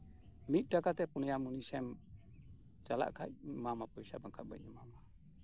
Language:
Santali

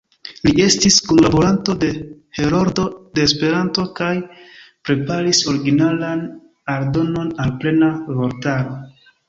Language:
Esperanto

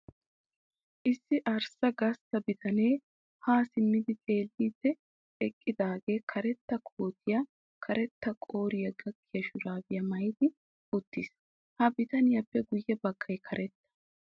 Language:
Wolaytta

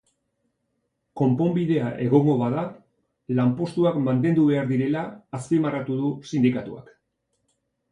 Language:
Basque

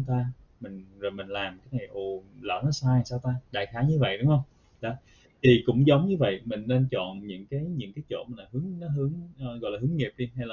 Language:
Vietnamese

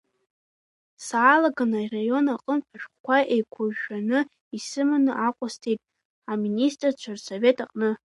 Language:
Abkhazian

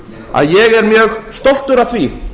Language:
Icelandic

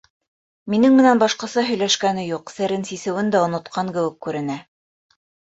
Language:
Bashkir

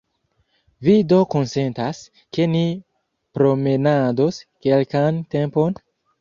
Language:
Esperanto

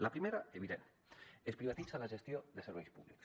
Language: Catalan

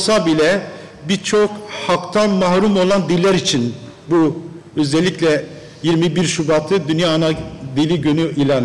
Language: Turkish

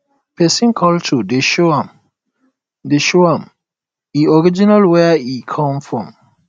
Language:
Nigerian Pidgin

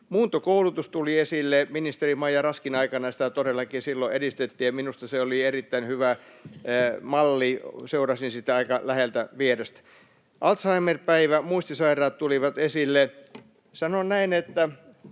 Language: Finnish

